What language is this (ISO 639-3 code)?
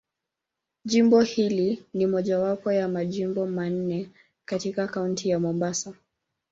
swa